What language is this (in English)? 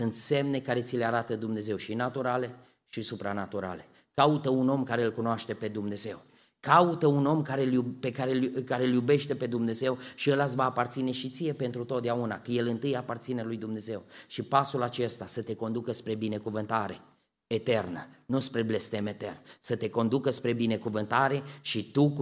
Romanian